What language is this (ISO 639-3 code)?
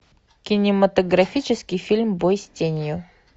rus